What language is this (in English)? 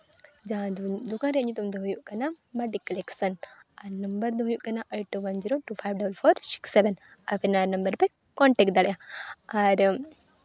Santali